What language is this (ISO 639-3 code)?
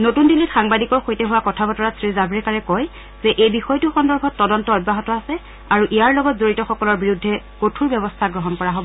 asm